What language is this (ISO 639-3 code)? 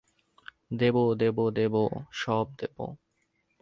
ben